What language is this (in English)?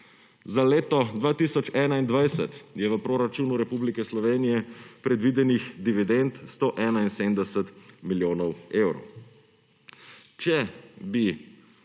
Slovenian